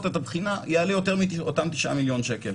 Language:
Hebrew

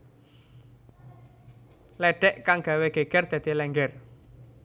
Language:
Javanese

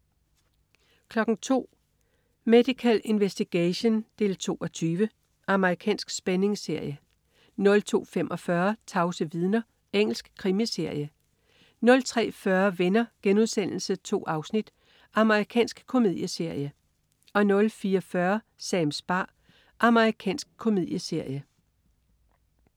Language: Danish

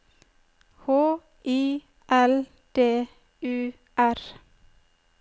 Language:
Norwegian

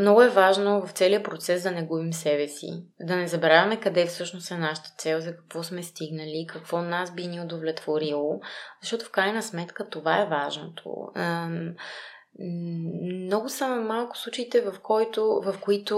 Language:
Bulgarian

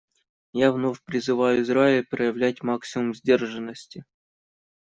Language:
Russian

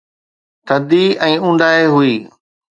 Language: Sindhi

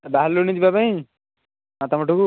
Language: Odia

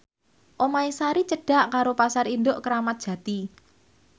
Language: Javanese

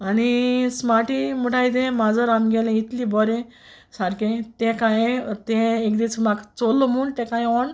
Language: Konkani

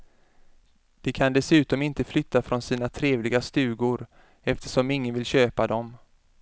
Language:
Swedish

